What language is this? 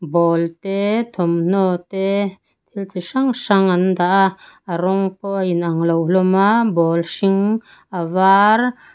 Mizo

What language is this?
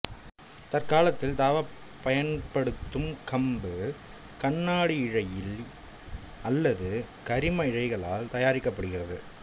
Tamil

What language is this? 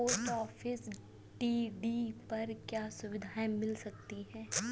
Hindi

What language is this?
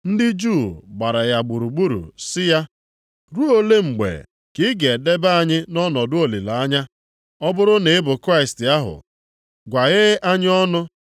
Igbo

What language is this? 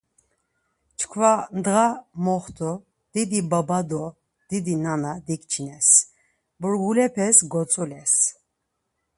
Laz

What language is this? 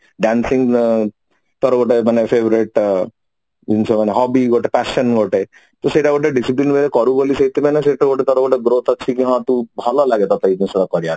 Odia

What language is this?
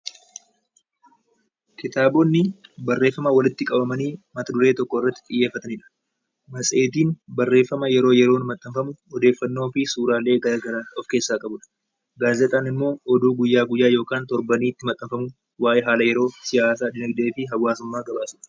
Oromo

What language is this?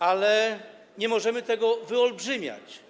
Polish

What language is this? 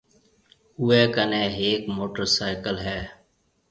Marwari (Pakistan)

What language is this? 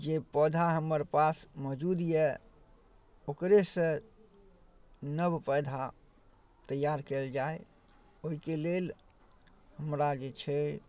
Maithili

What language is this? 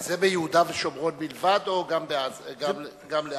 Hebrew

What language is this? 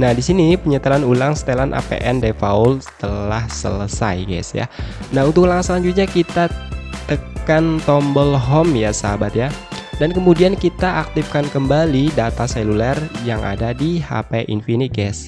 Indonesian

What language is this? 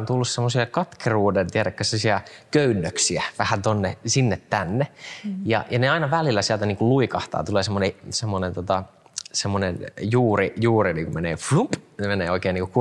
Finnish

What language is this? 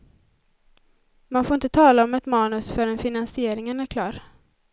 Swedish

